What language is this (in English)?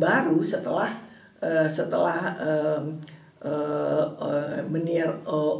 Indonesian